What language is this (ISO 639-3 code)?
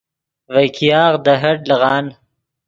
ydg